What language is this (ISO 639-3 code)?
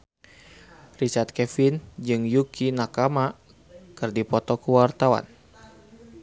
sun